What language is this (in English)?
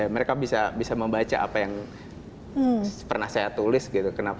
Indonesian